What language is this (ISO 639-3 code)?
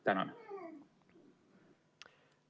est